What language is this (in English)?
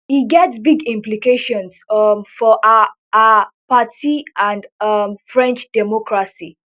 Nigerian Pidgin